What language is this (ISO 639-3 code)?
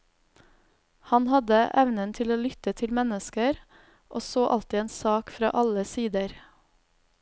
nor